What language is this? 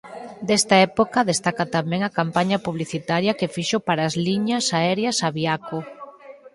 Galician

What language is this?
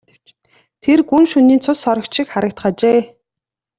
Mongolian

